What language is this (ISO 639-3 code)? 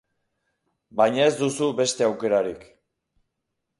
eus